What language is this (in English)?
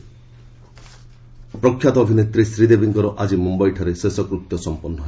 Odia